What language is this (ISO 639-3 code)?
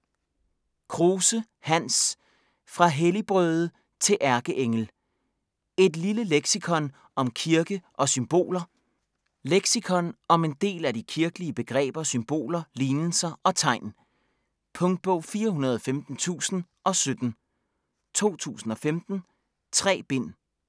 dan